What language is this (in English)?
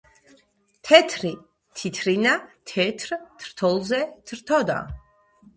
Georgian